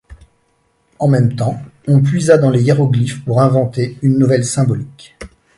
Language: French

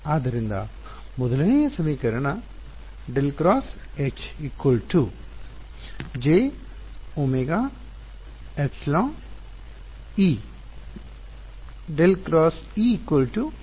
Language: Kannada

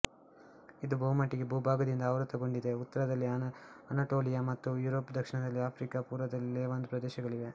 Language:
Kannada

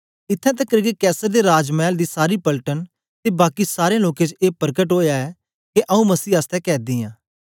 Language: Dogri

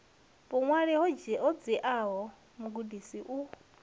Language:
Venda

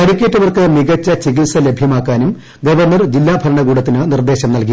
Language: Malayalam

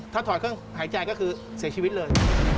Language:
Thai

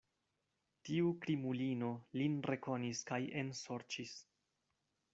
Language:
Esperanto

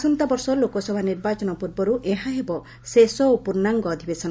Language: Odia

